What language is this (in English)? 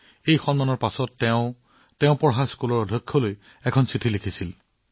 Assamese